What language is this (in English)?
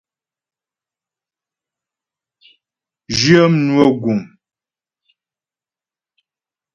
Ghomala